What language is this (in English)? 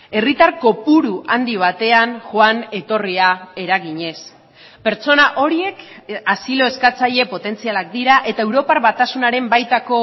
Basque